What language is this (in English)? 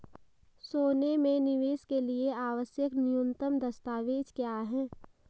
Hindi